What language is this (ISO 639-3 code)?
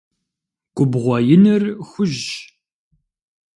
kbd